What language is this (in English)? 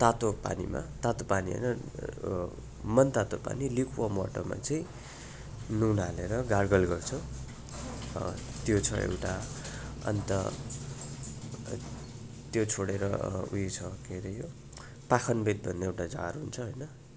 Nepali